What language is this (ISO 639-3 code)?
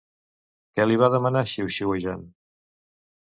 cat